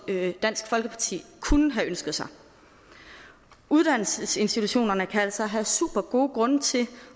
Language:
Danish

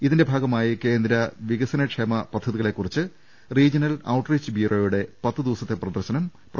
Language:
Malayalam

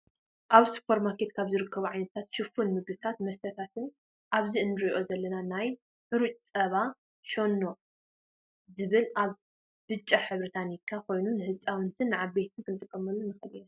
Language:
Tigrinya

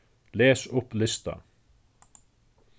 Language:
Faroese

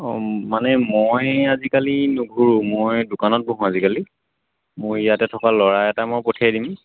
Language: Assamese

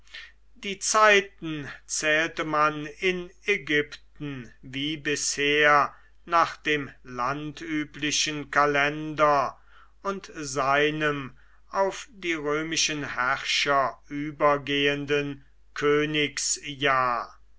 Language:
German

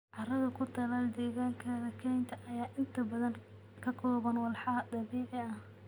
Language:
Somali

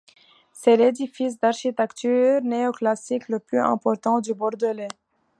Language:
French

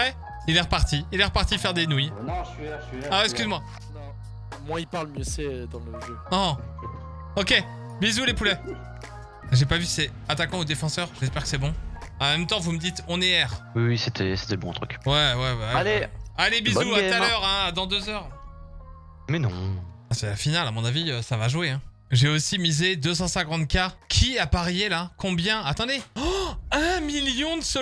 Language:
French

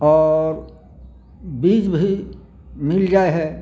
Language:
Maithili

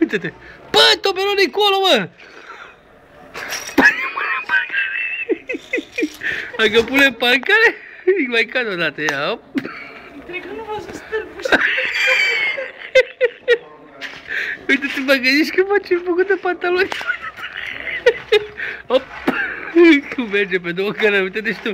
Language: Romanian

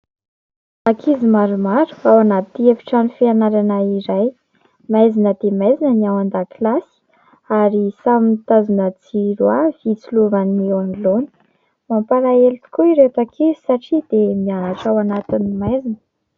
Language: Malagasy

